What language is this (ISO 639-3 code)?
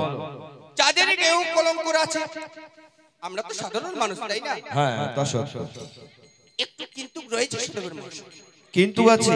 tha